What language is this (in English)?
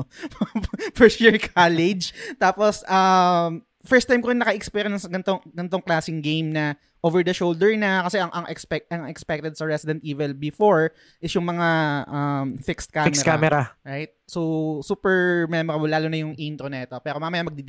Filipino